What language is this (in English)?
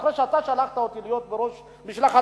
Hebrew